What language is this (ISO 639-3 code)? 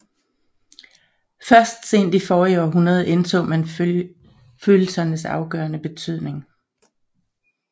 dan